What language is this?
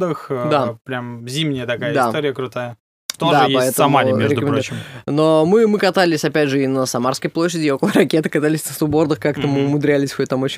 Russian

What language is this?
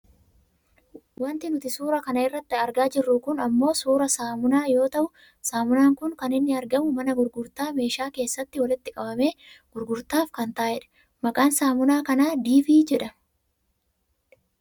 Oromo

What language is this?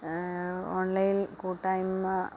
Malayalam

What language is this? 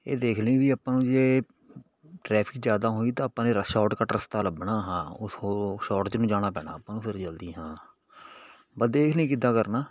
Punjabi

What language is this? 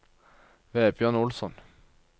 Norwegian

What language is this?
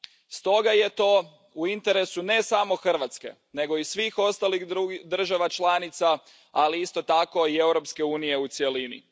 Croatian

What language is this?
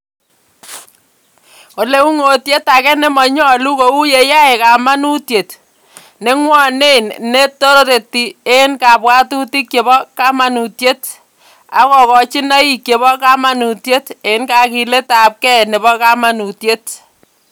Kalenjin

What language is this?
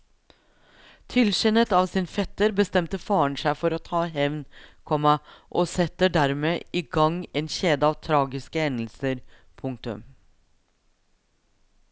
Norwegian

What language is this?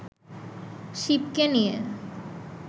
Bangla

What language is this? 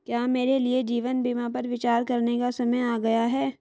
Hindi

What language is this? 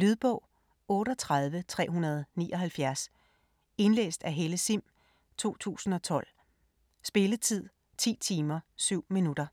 Danish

